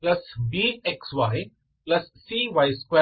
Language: Kannada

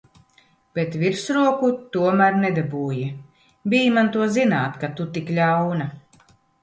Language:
Latvian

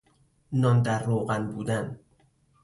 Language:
Persian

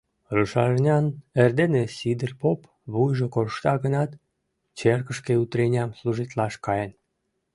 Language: Mari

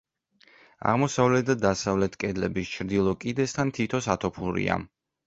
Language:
Georgian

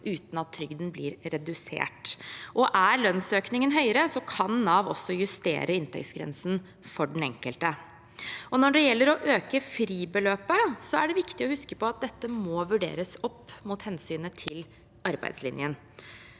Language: Norwegian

